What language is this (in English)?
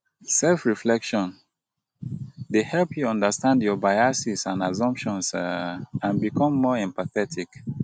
Nigerian Pidgin